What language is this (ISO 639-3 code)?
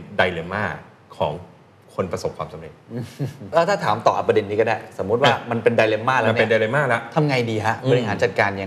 tha